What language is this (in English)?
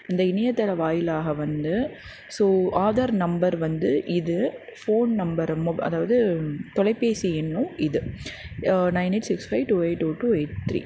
Tamil